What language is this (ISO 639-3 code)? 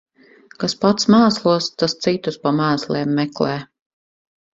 lav